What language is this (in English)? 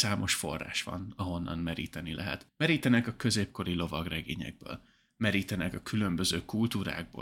Hungarian